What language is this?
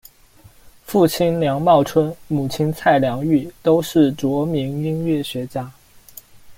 Chinese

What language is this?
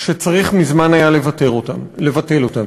Hebrew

